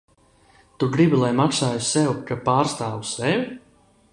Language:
Latvian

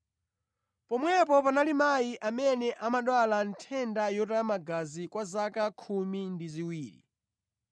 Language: Nyanja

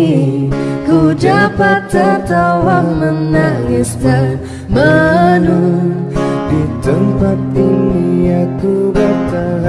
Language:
Indonesian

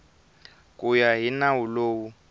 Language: Tsonga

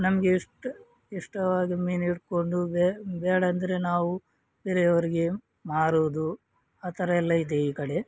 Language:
Kannada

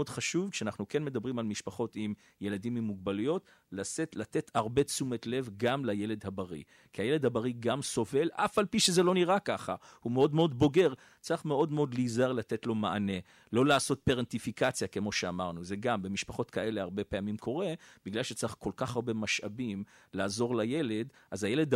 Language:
Hebrew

